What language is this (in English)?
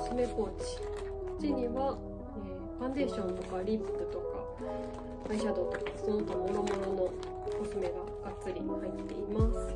Japanese